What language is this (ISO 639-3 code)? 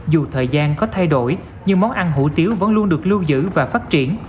vie